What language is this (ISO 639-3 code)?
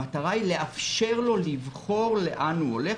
heb